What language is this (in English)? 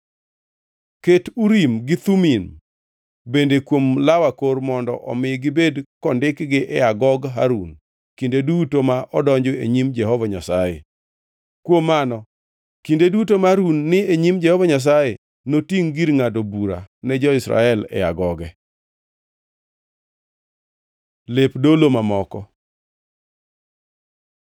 Luo (Kenya and Tanzania)